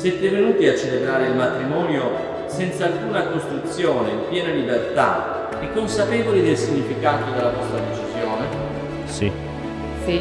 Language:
Italian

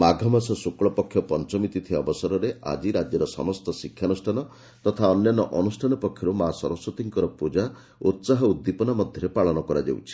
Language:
Odia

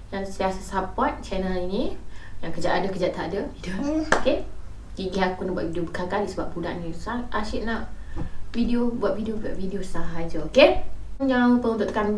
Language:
Malay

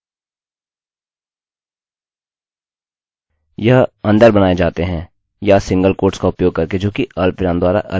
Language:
Hindi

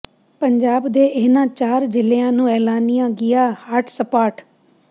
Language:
Punjabi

